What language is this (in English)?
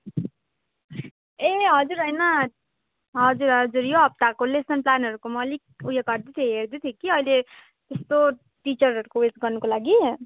Nepali